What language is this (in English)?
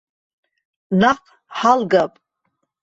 Abkhazian